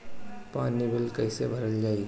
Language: Bhojpuri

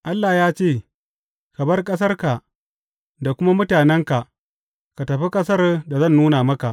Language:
Hausa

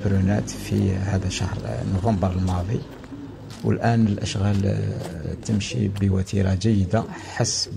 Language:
Arabic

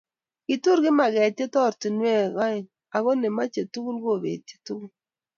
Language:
Kalenjin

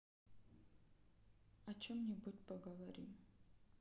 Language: Russian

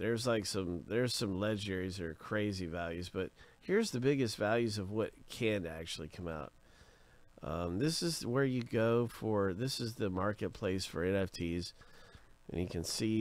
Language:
English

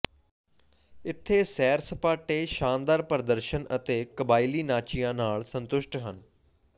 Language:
Punjabi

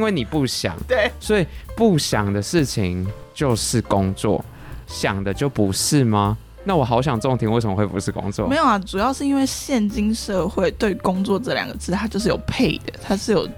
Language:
Chinese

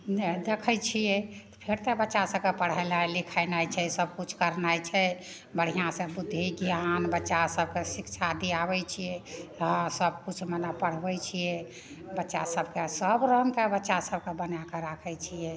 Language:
Maithili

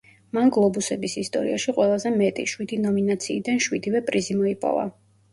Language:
Georgian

